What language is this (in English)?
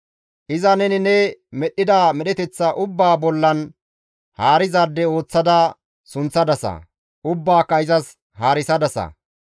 Gamo